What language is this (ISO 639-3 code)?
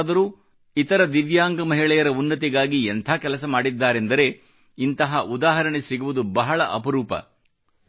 kan